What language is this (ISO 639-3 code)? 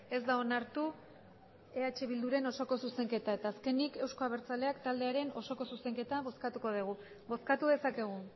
eus